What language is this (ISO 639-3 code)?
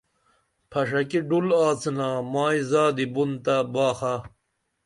dml